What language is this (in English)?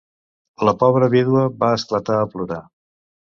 Catalan